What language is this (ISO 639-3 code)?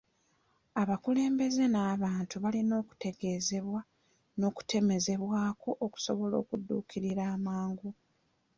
lug